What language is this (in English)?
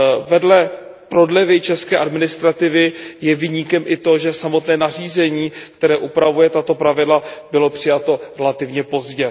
Czech